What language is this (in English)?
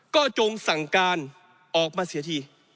Thai